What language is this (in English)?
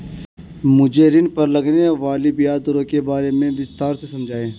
Hindi